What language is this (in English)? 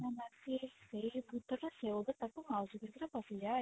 Odia